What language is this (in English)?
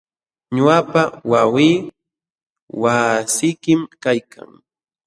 Jauja Wanca Quechua